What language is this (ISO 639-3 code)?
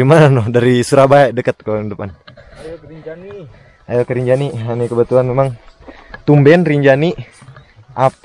ind